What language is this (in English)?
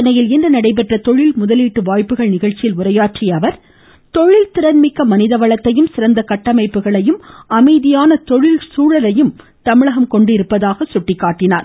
Tamil